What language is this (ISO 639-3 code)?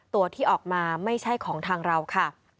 tha